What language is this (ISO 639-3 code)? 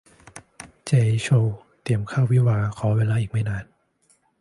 tha